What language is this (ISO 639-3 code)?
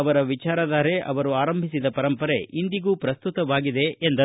kan